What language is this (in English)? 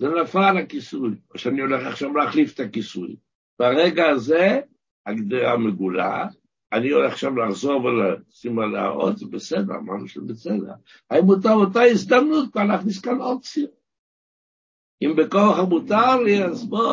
Hebrew